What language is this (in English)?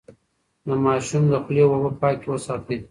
Pashto